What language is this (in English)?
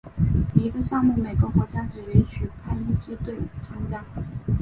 Chinese